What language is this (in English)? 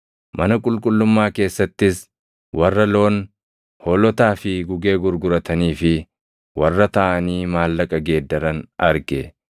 Oromo